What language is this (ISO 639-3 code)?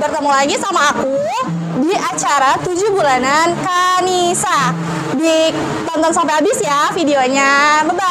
ind